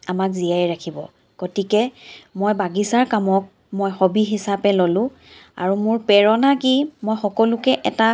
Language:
Assamese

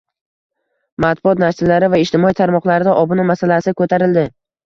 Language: Uzbek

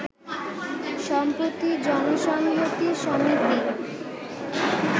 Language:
Bangla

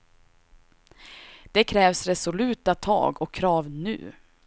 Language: Swedish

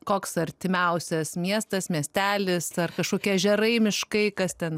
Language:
Lithuanian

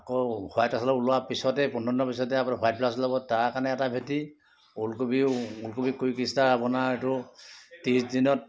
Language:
Assamese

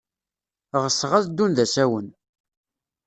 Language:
Kabyle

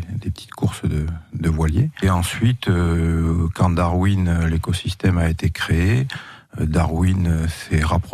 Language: French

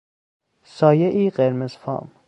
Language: Persian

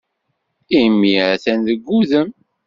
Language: Kabyle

